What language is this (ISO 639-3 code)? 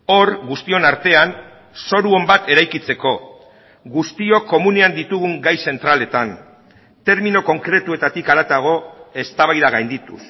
eus